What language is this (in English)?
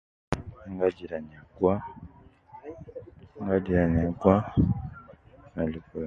Nubi